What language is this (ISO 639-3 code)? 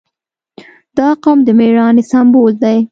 pus